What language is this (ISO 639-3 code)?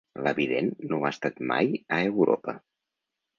cat